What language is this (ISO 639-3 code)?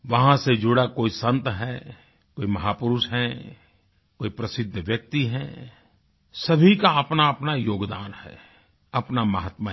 hin